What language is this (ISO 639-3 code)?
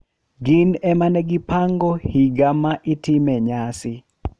luo